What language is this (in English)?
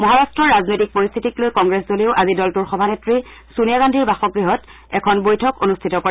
Assamese